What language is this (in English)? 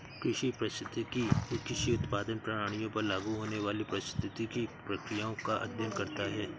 Hindi